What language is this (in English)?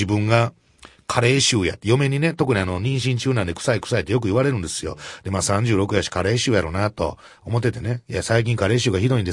Japanese